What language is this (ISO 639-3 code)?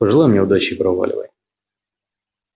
rus